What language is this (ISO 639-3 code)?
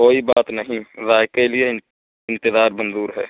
urd